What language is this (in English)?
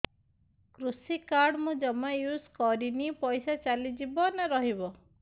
Odia